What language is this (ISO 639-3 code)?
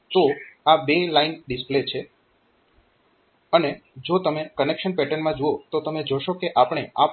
guj